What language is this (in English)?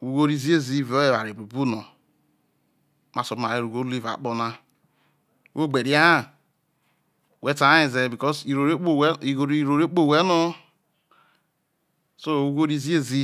Isoko